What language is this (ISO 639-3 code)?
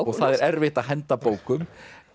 isl